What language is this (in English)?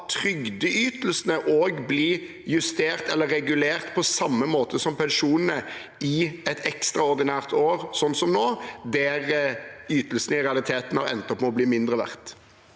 Norwegian